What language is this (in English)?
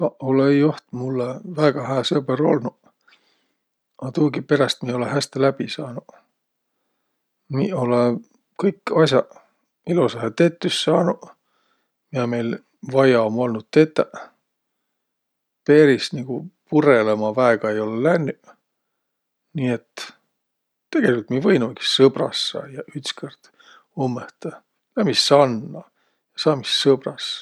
Võro